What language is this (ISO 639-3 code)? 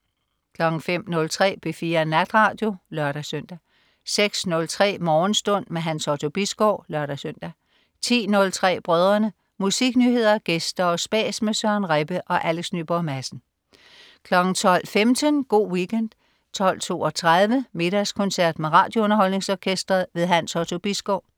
dan